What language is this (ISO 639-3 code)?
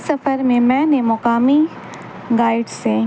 urd